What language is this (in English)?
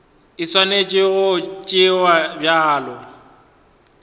Northern Sotho